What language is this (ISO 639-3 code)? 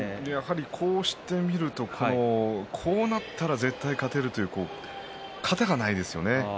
jpn